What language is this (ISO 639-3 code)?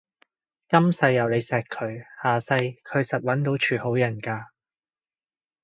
yue